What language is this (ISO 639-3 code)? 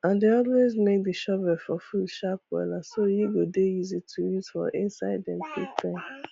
pcm